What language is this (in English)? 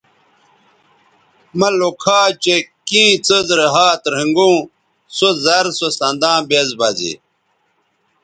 Bateri